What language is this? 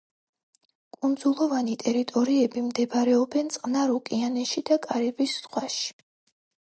Georgian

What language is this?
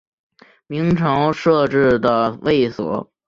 Chinese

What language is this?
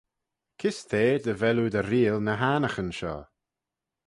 Manx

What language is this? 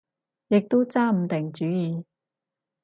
Cantonese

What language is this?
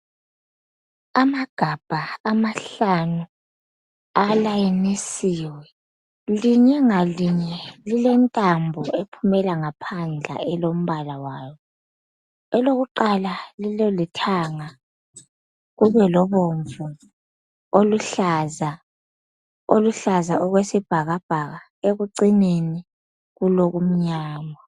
North Ndebele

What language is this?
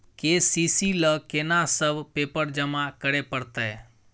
Maithili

